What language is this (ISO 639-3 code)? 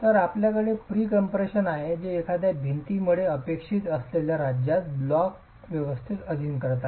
mar